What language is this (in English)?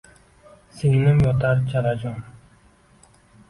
Uzbek